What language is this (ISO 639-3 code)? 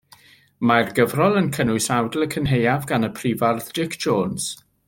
cym